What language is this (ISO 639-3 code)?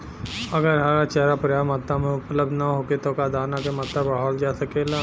bho